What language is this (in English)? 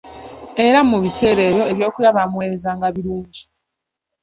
Ganda